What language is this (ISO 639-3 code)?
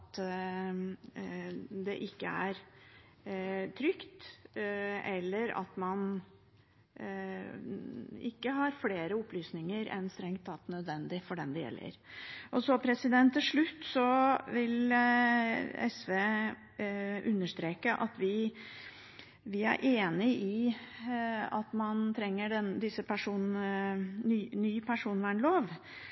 nob